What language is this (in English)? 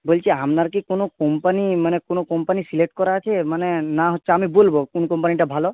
Bangla